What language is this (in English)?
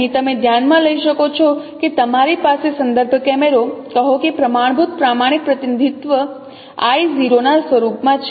Gujarati